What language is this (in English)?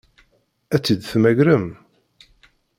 Kabyle